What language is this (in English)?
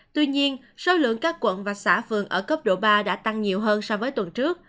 Vietnamese